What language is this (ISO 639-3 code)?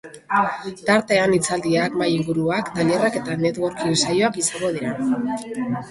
eus